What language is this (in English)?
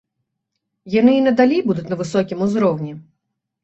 Belarusian